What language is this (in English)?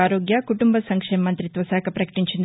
Telugu